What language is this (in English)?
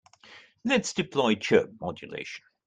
English